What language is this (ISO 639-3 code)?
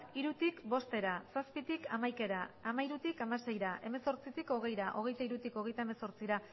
eus